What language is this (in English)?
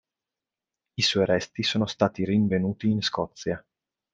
Italian